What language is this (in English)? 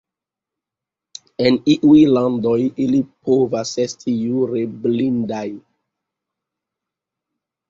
Esperanto